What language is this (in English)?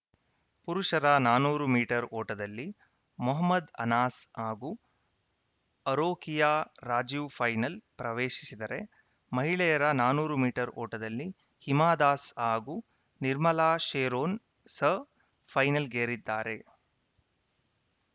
Kannada